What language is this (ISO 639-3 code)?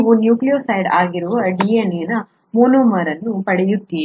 kan